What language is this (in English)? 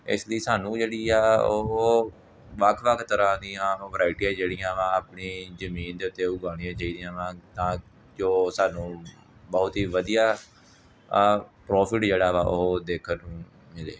Punjabi